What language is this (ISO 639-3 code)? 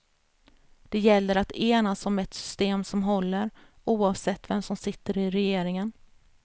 swe